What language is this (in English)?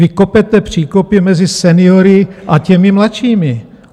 Czech